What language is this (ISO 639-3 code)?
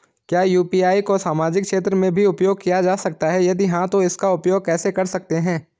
hin